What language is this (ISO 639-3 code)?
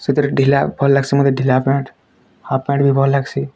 ori